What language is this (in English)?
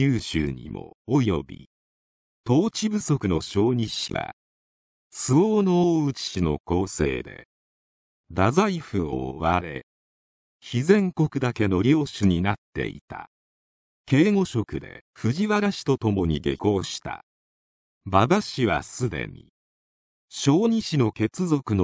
Japanese